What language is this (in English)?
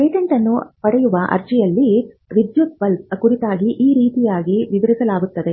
Kannada